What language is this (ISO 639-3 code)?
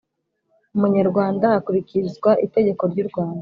kin